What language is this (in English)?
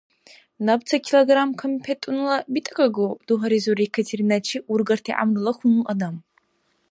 Dargwa